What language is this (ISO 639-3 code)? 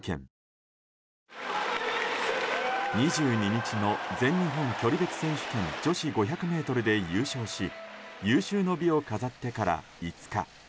jpn